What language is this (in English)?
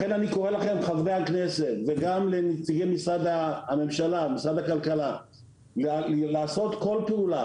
Hebrew